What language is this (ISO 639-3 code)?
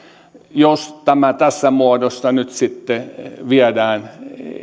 fin